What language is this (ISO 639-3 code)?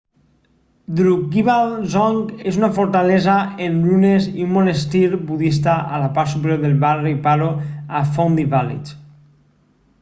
cat